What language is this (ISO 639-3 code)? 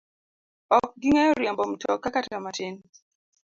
luo